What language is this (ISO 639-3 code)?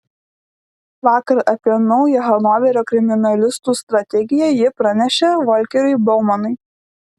lit